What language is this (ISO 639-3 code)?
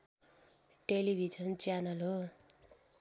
nep